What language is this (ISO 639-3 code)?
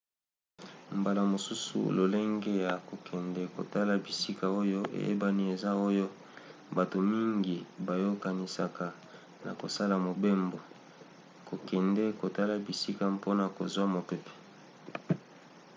lin